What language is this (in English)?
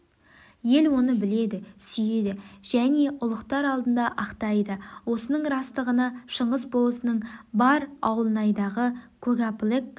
Kazakh